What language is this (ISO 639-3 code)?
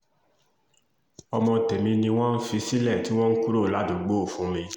yor